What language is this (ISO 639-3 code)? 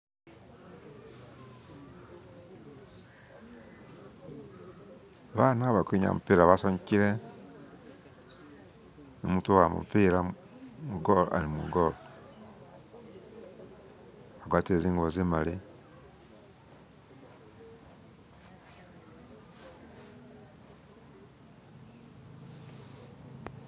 myx